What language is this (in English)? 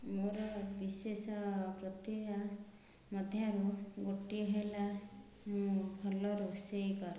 Odia